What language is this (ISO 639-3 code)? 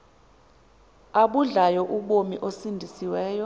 xho